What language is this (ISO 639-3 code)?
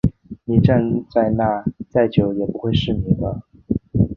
zho